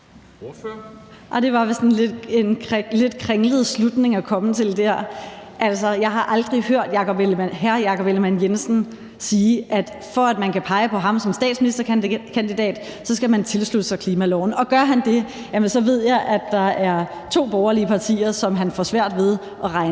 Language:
Danish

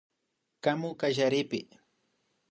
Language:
Imbabura Highland Quichua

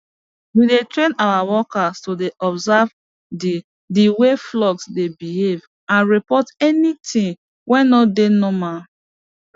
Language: Nigerian Pidgin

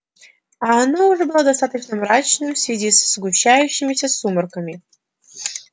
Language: Russian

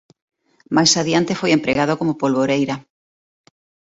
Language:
Galician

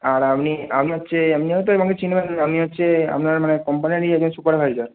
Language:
Bangla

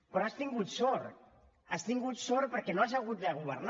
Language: Catalan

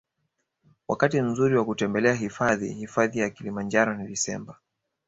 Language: Swahili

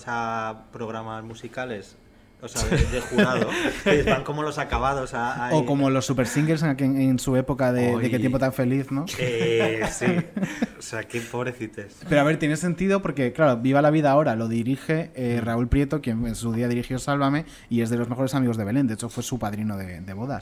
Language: Spanish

